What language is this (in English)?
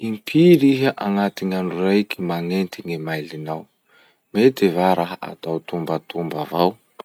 Masikoro Malagasy